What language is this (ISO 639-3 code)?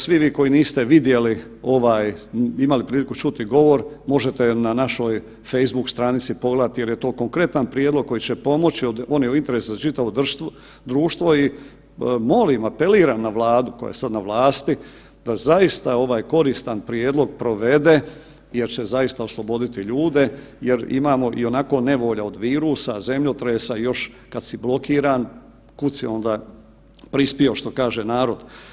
hrv